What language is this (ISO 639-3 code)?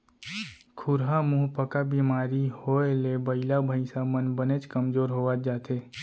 hne